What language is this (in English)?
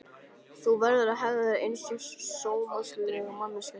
Icelandic